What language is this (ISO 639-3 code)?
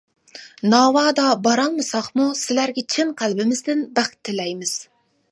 uig